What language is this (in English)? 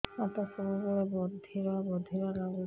Odia